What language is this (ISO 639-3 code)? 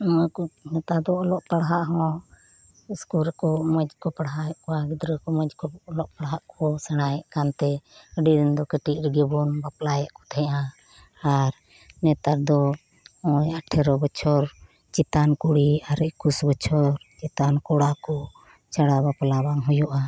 sat